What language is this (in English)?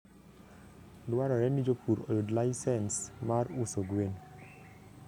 Luo (Kenya and Tanzania)